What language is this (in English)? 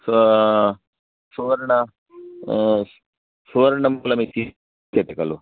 Sanskrit